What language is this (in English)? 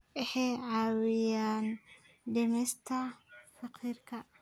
Somali